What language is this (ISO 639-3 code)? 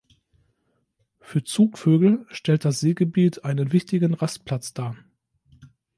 deu